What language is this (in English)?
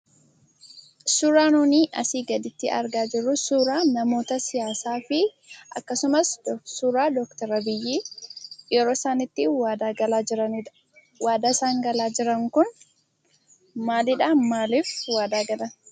Oromo